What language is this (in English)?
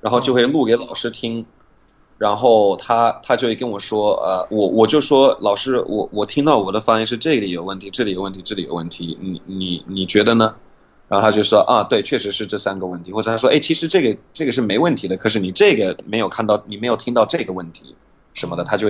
Chinese